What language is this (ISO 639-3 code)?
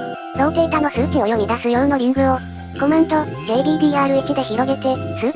jpn